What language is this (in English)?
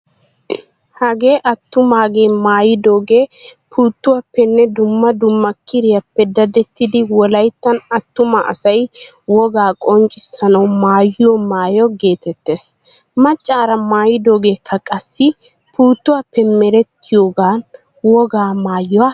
Wolaytta